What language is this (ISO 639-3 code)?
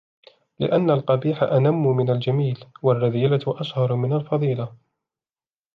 ara